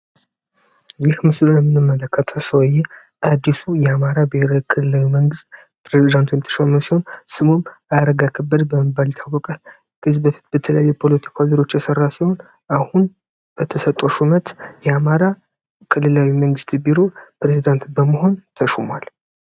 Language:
Amharic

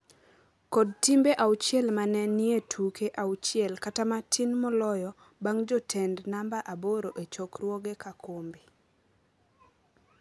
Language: Luo (Kenya and Tanzania)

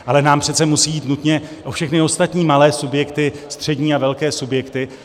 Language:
Czech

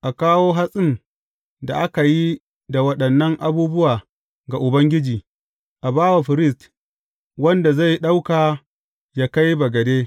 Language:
Hausa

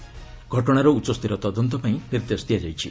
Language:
Odia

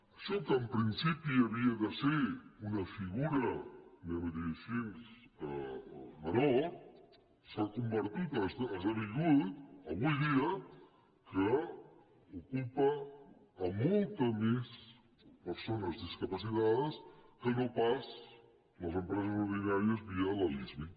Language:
Catalan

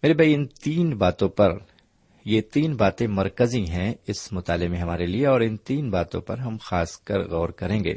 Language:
Urdu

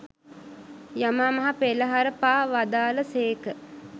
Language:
Sinhala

